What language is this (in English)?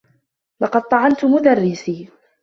Arabic